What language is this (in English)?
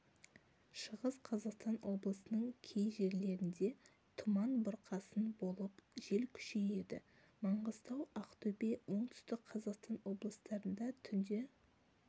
Kazakh